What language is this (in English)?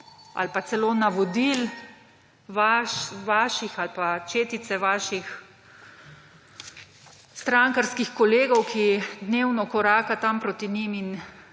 Slovenian